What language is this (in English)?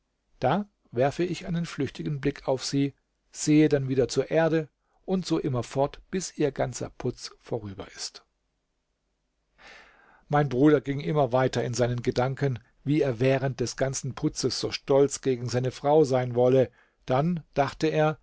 German